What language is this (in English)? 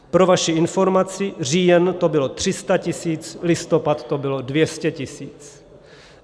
Czech